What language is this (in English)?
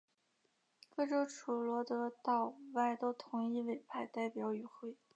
Chinese